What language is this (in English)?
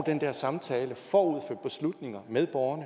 Danish